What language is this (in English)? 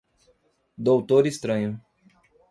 Portuguese